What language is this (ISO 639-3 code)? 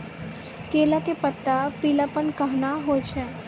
mai